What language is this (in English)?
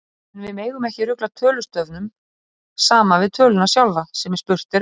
Icelandic